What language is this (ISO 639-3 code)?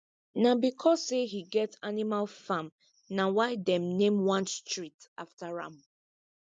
pcm